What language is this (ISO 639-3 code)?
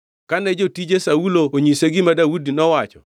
luo